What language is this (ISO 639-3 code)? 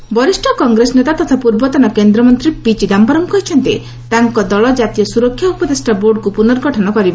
ori